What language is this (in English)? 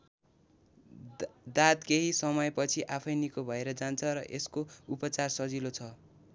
Nepali